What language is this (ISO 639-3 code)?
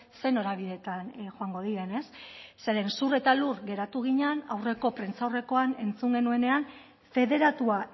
eus